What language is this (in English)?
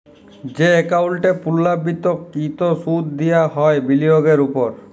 Bangla